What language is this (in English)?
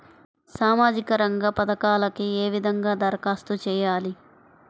Telugu